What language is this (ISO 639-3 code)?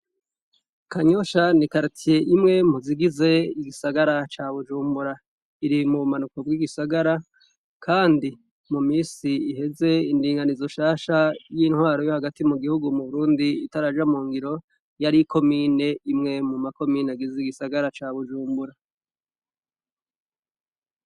run